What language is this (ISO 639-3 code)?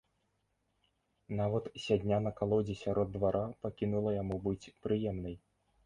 bel